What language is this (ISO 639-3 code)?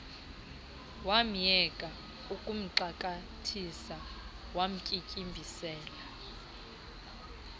xho